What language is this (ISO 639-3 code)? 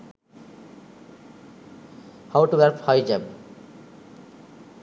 sin